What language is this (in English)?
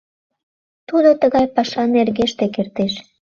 Mari